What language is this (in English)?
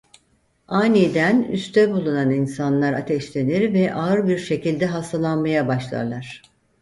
Turkish